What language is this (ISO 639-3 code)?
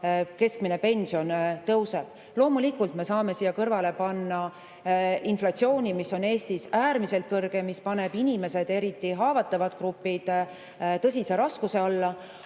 est